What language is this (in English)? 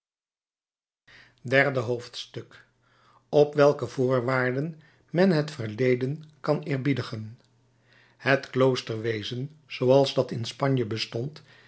Dutch